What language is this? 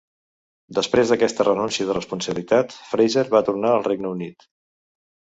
Catalan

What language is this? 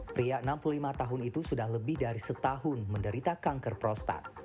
Indonesian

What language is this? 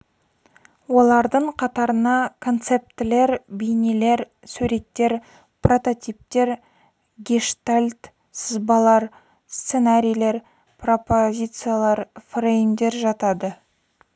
Kazakh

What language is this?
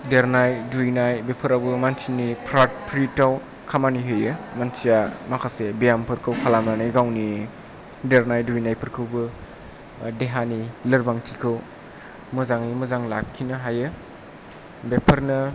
Bodo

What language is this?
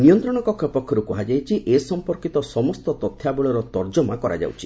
Odia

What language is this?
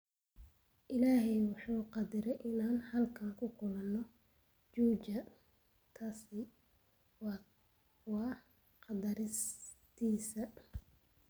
Somali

